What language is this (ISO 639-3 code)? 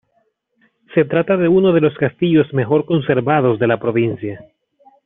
spa